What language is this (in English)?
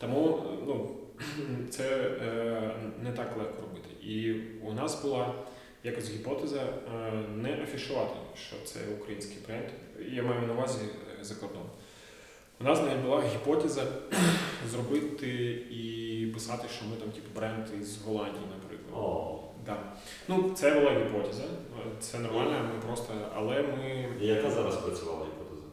Ukrainian